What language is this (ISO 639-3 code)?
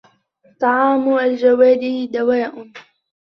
ara